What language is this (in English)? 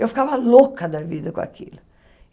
Portuguese